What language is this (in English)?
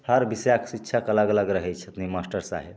Maithili